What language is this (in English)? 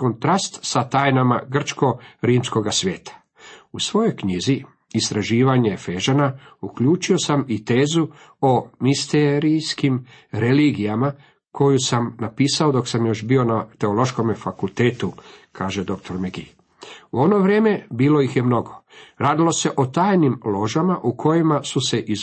Croatian